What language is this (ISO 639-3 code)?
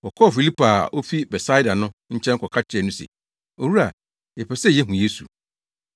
aka